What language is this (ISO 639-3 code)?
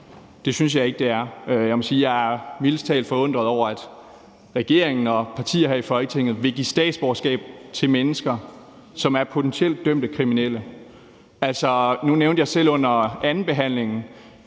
dan